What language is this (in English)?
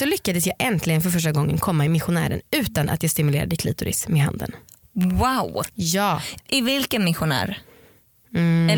Swedish